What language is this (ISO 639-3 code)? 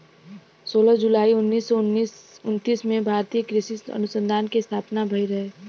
bho